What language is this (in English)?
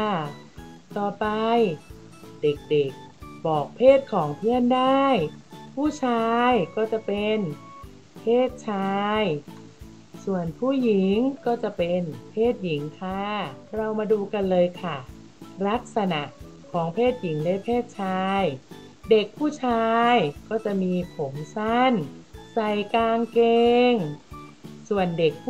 Thai